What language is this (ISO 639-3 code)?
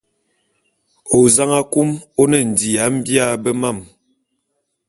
bum